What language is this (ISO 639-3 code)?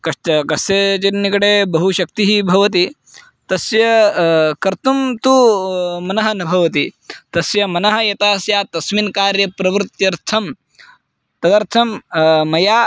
san